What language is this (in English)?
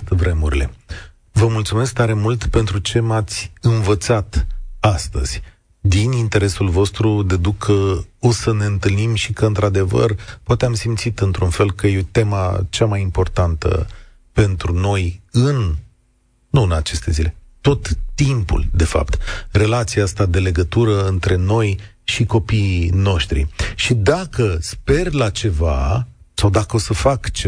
Romanian